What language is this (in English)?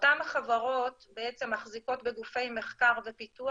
Hebrew